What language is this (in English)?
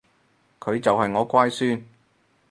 Cantonese